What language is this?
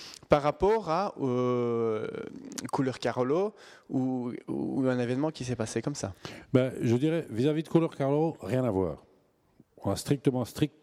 French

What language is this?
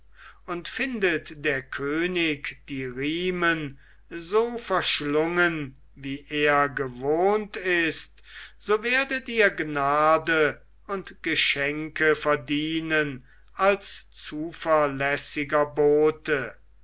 German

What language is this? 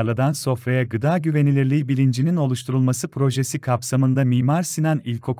Turkish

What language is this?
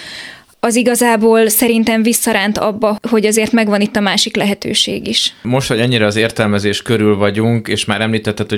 Hungarian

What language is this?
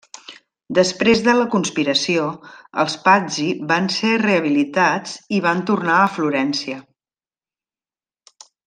Catalan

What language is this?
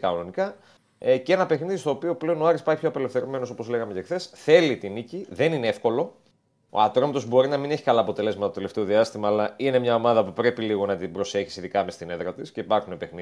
Greek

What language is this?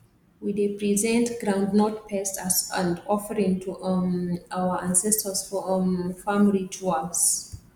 Nigerian Pidgin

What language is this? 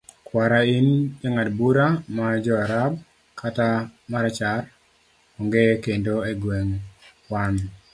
Luo (Kenya and Tanzania)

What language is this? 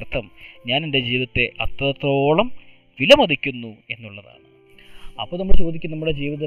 Malayalam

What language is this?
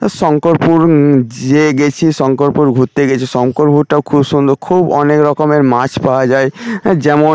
Bangla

